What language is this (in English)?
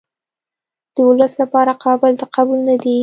Pashto